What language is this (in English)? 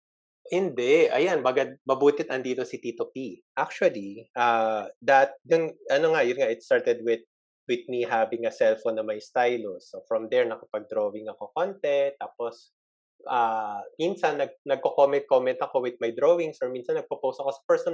Filipino